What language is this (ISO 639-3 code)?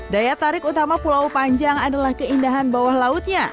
ind